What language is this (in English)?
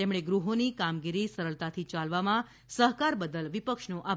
Gujarati